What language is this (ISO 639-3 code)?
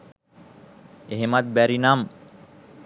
sin